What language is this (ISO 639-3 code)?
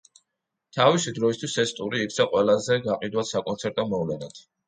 kat